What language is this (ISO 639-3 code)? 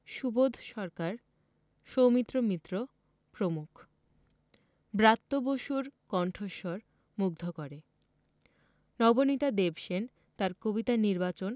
ben